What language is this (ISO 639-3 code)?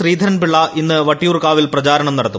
mal